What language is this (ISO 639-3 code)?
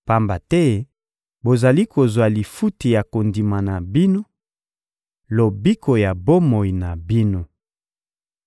lin